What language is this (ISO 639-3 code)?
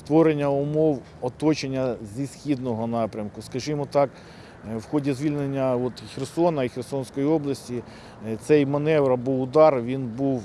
ukr